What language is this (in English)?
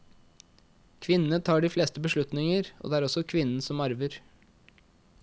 Norwegian